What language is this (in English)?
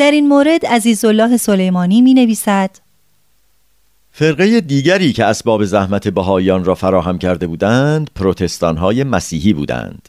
Persian